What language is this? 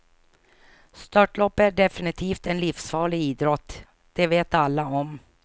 Swedish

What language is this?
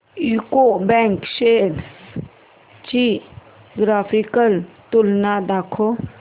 Marathi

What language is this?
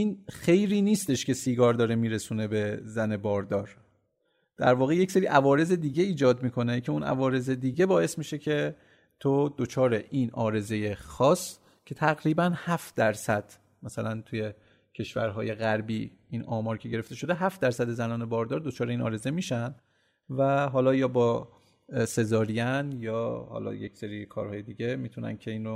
Persian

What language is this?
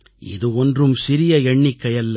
Tamil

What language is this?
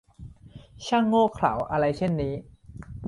Thai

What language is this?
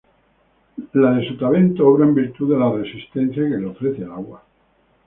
Spanish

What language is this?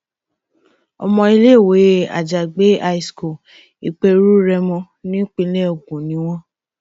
Yoruba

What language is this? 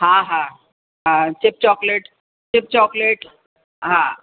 Sindhi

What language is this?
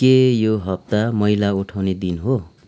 Nepali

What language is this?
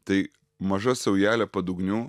Lithuanian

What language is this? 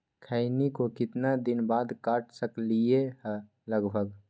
Magahi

